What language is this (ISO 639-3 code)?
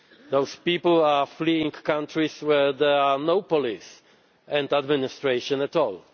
eng